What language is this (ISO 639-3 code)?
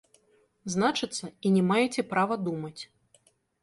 bel